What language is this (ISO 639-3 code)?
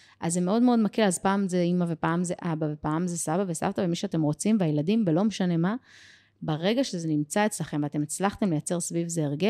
heb